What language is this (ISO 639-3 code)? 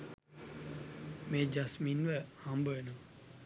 sin